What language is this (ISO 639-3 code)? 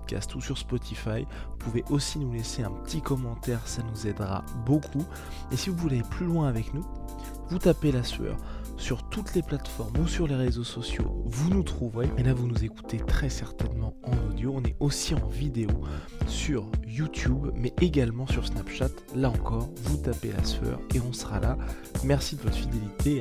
fra